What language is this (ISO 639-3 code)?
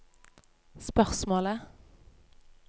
nor